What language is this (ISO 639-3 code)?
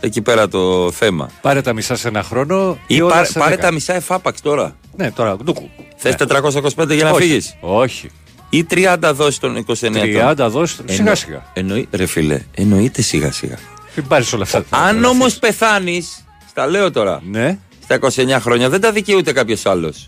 ell